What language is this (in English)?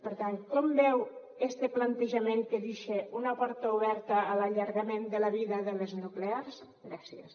Catalan